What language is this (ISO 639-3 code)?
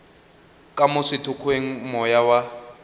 nso